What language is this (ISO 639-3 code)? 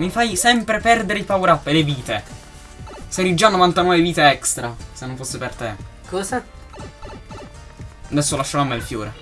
ita